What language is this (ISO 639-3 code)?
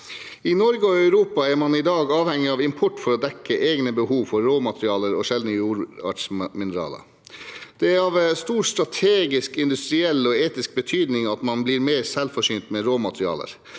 nor